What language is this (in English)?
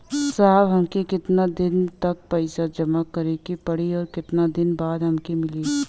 Bhojpuri